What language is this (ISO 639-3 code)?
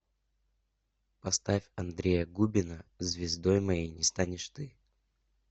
rus